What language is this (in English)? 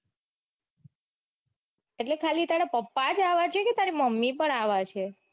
Gujarati